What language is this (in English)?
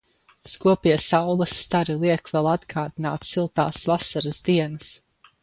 Latvian